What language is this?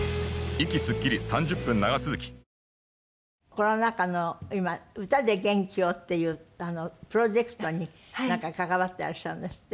Japanese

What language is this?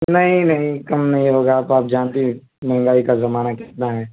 Urdu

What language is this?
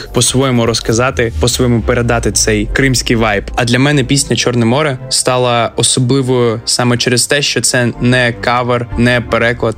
Ukrainian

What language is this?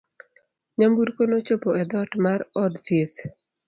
Luo (Kenya and Tanzania)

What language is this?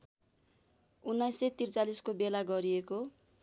Nepali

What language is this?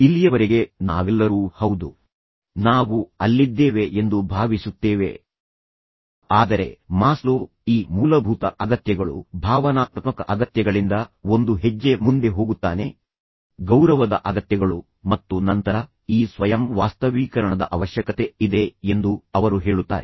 Kannada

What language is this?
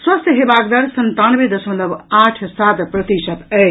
Maithili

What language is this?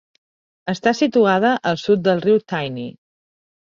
Catalan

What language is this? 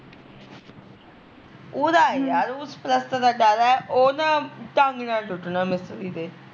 Punjabi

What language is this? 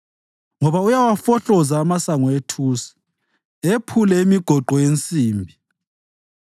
North Ndebele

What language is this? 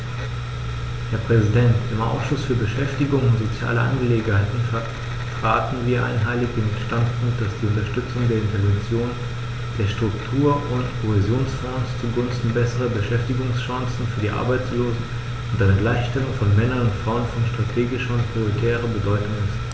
German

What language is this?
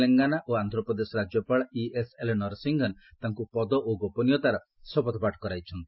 Odia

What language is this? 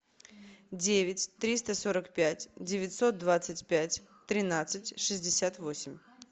Russian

